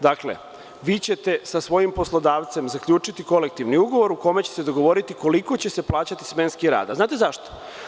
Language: Serbian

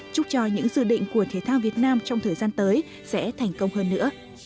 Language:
Vietnamese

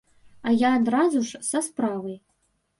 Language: Belarusian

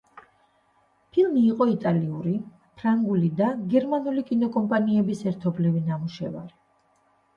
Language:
Georgian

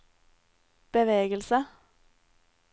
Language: Norwegian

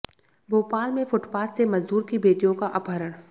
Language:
Hindi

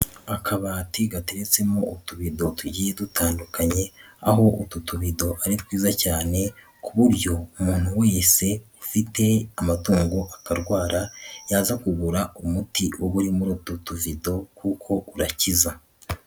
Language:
Kinyarwanda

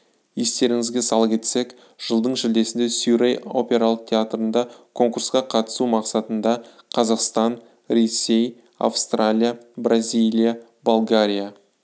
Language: Kazakh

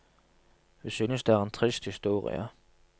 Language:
Norwegian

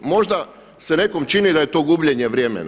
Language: Croatian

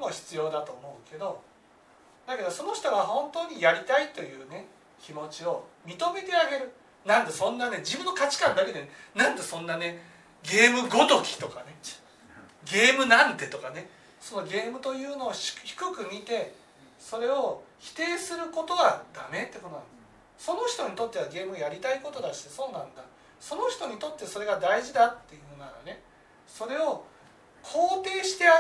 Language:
Japanese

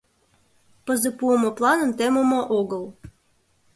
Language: Mari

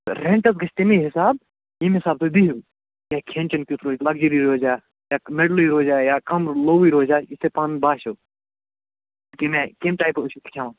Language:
Kashmiri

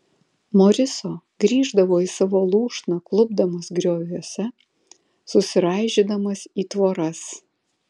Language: Lithuanian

